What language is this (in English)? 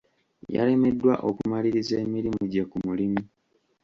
Ganda